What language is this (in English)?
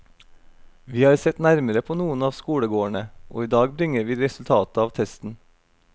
Norwegian